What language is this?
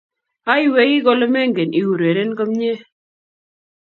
Kalenjin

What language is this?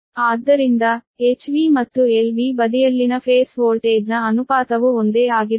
Kannada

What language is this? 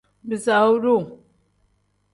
Tem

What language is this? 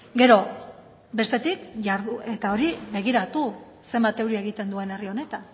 Basque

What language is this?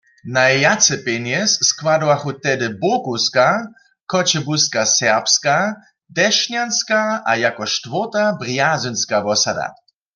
Upper Sorbian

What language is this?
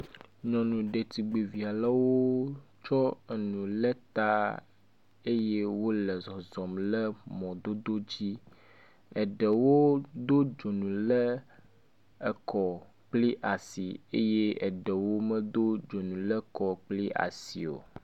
Ewe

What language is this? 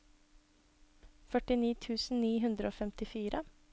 Norwegian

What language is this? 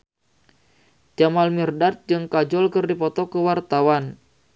Sundanese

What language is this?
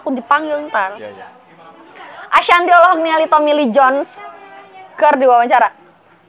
Sundanese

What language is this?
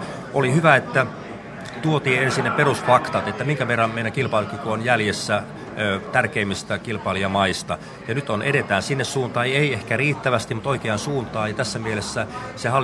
Finnish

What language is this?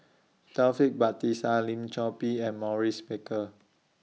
English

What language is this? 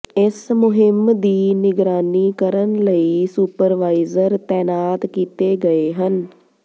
Punjabi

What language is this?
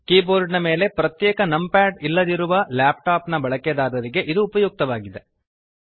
Kannada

